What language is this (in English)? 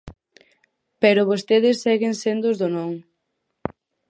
Galician